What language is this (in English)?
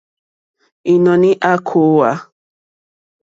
Mokpwe